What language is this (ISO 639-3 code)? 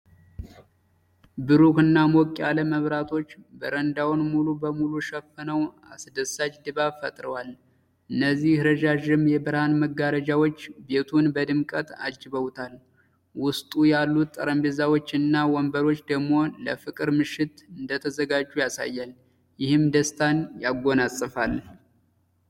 amh